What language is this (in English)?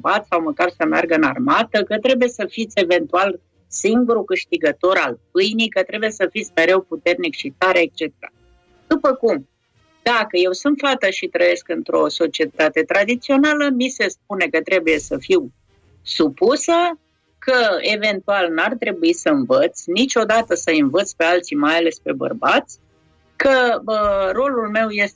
Romanian